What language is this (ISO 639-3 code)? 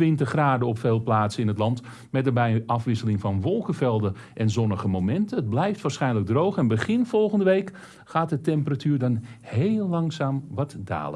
nld